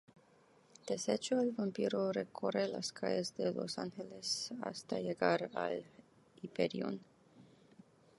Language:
Spanish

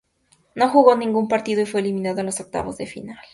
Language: Spanish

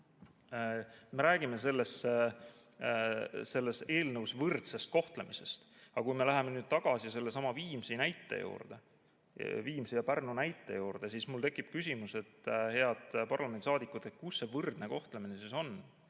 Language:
Estonian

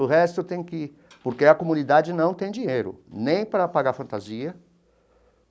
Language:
Portuguese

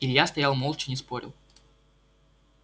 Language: Russian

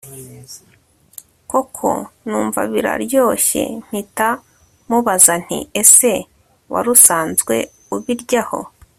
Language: Kinyarwanda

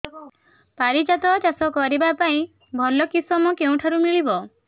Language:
Odia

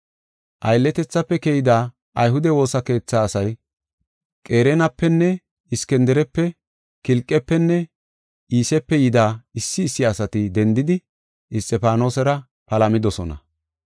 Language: Gofa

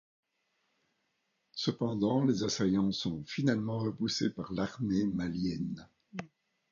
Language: French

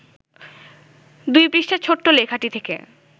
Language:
Bangla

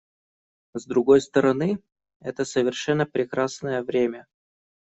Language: Russian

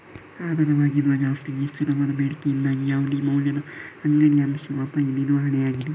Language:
Kannada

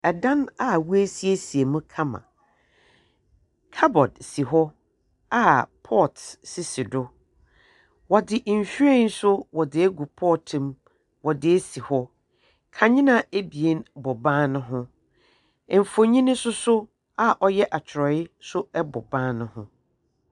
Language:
Akan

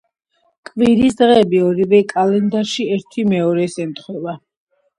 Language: Georgian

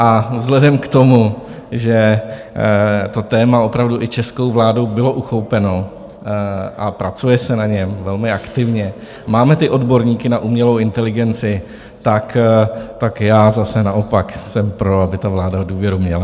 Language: Czech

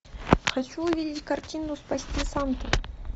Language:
Russian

